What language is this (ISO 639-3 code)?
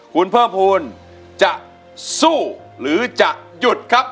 tha